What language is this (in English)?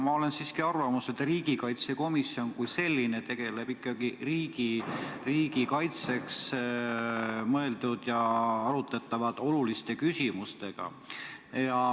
Estonian